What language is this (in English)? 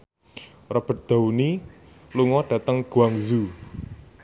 Javanese